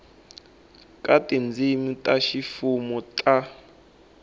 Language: Tsonga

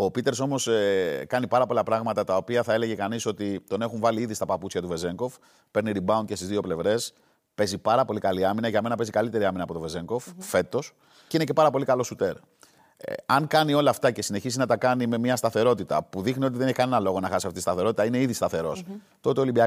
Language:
Greek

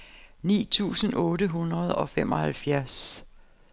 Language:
Danish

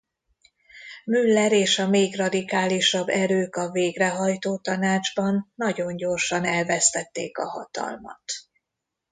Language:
Hungarian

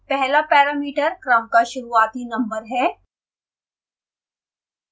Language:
Hindi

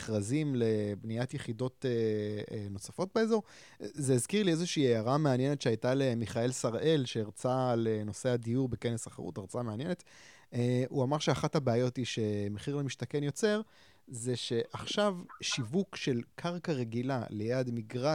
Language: Hebrew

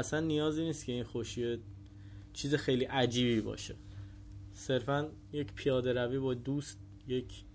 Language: Persian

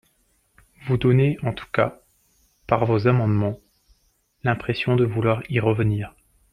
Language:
French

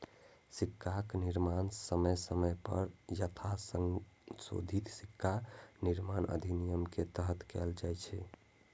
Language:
Maithili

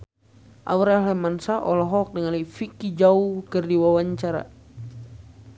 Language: Sundanese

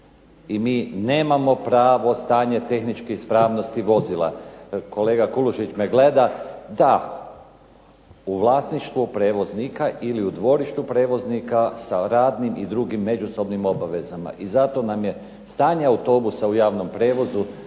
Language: Croatian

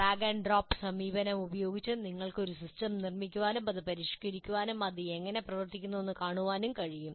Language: Malayalam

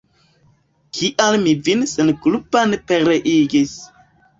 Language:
Esperanto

